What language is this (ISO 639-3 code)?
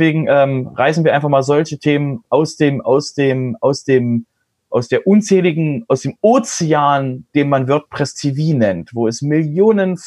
deu